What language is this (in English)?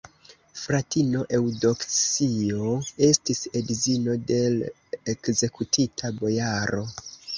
Esperanto